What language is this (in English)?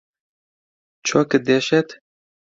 Central Kurdish